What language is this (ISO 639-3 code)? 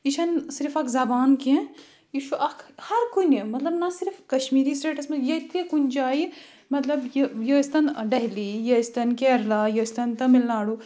kas